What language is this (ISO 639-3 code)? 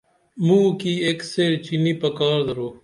dml